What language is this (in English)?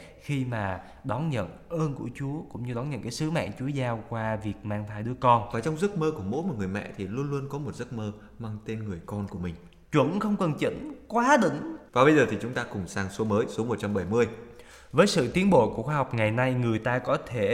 Vietnamese